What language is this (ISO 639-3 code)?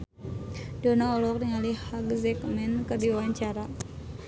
sun